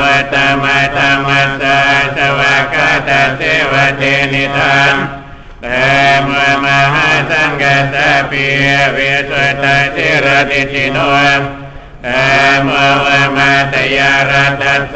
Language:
Thai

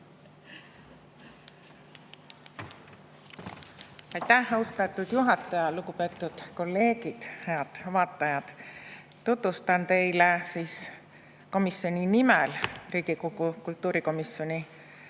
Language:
Estonian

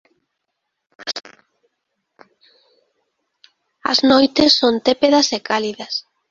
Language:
Galician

